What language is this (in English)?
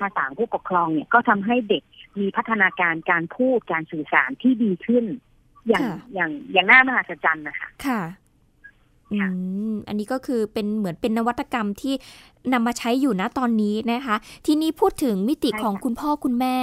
Thai